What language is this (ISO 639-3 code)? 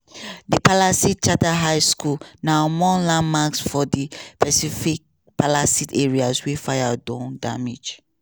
pcm